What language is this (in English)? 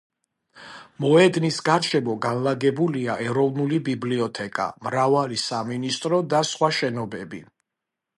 Georgian